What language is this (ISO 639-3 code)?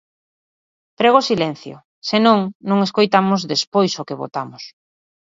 glg